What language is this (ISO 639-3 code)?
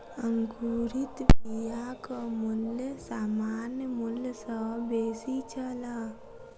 mai